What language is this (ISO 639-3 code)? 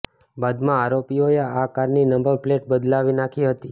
guj